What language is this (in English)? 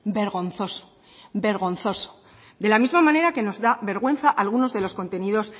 Spanish